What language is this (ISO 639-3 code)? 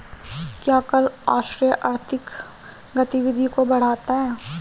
hin